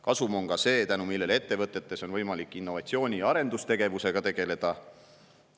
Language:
Estonian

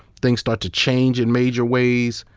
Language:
English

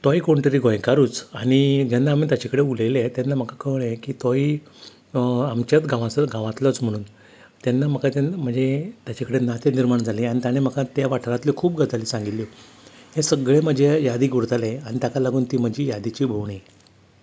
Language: Konkani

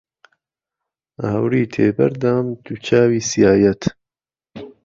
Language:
Central Kurdish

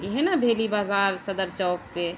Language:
Urdu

